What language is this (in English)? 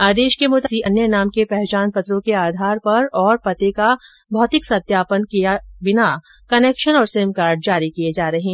Hindi